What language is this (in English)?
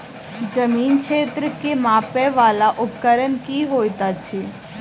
Maithili